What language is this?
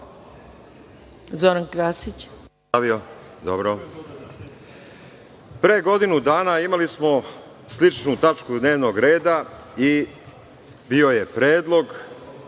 Serbian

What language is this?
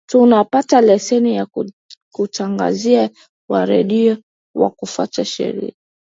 Swahili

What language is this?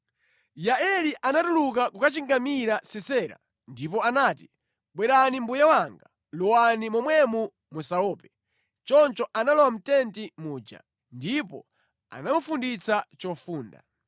Nyanja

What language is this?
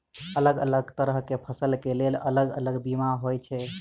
Maithili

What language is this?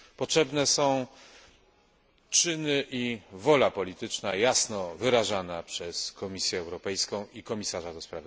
Polish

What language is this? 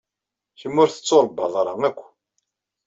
Kabyle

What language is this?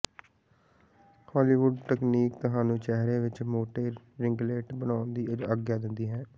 Punjabi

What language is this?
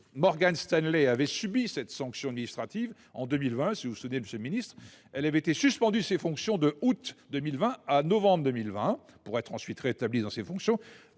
French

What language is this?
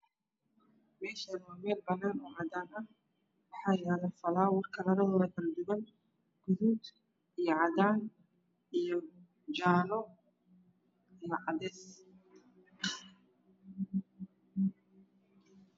Somali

